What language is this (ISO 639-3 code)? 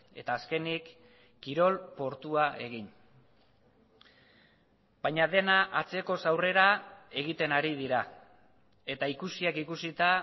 eus